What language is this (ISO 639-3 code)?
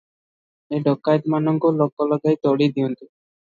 ori